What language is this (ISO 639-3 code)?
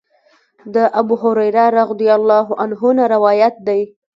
pus